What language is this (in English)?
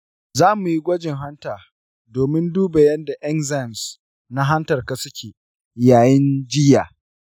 Hausa